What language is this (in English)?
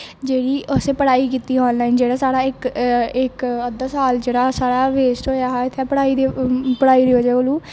Dogri